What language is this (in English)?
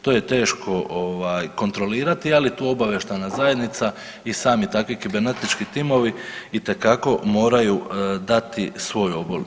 Croatian